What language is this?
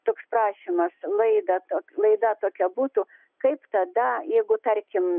Lithuanian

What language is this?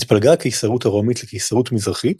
Hebrew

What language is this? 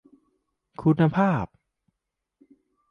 Thai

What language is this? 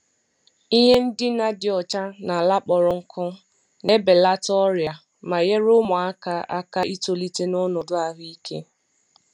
Igbo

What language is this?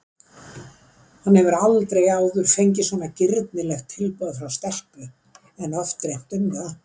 Icelandic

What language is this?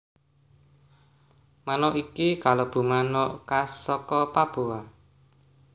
Javanese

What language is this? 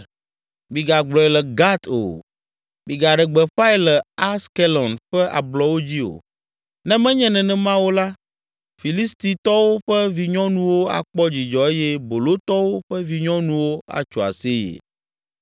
Ewe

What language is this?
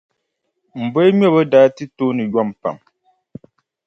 Dagbani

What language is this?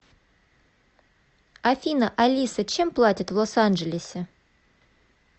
Russian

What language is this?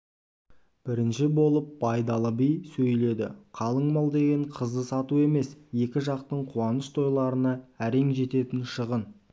Kazakh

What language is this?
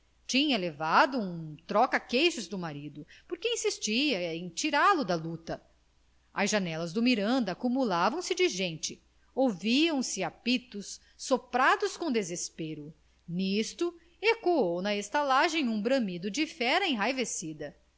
Portuguese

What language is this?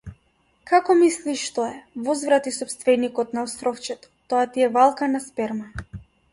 Macedonian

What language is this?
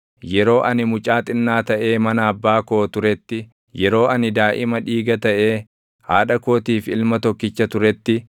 Oromo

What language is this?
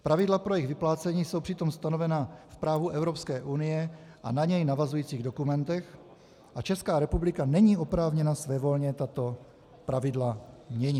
Czech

